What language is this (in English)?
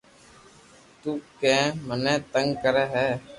Loarki